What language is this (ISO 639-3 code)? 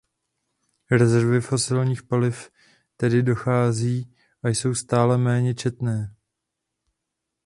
ces